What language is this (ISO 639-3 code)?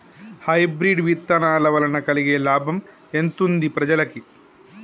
tel